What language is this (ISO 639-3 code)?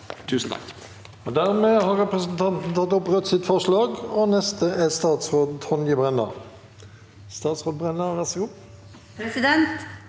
nor